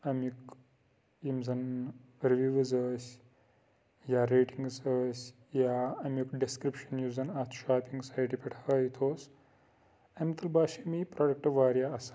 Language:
Kashmiri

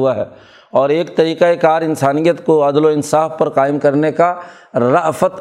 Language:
Urdu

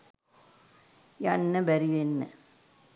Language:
Sinhala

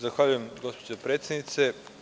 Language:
Serbian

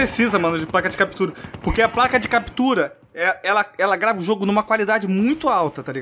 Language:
Portuguese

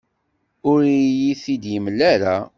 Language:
Kabyle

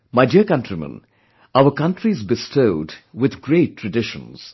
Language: English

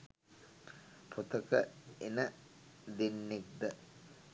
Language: Sinhala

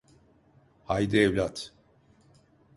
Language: Turkish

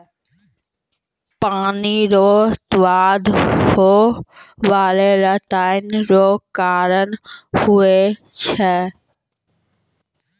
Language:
Maithili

